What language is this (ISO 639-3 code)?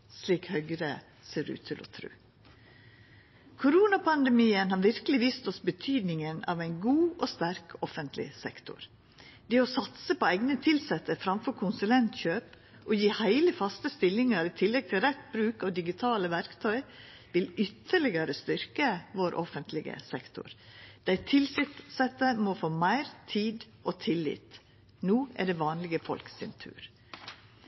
nno